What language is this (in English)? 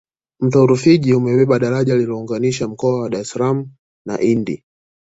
Swahili